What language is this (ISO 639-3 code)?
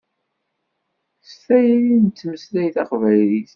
kab